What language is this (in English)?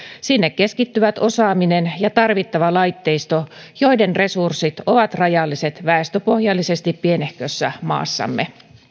Finnish